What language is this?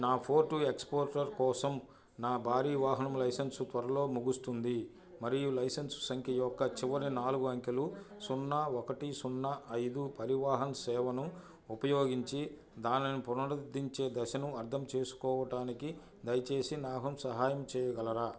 Telugu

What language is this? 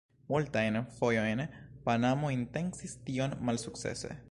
Esperanto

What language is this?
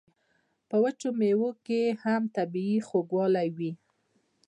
Pashto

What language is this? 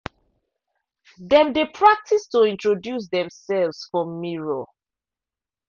Nigerian Pidgin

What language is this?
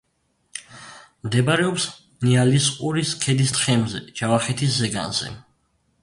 Georgian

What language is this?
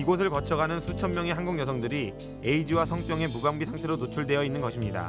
Korean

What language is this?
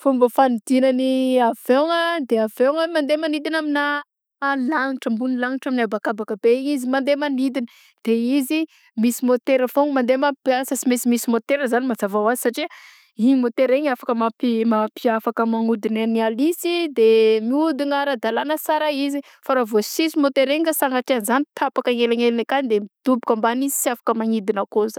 Southern Betsimisaraka Malagasy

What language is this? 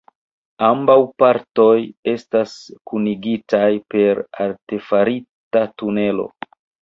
Esperanto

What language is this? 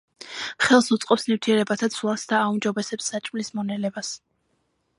Georgian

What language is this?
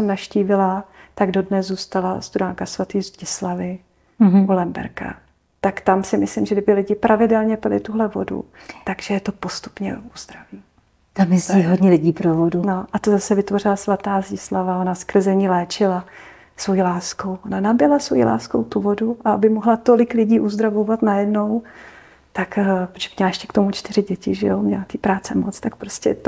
Czech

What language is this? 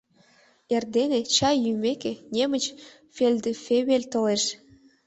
Mari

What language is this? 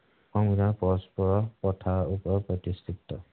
Assamese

